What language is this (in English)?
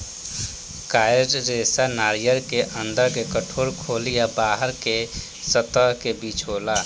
Bhojpuri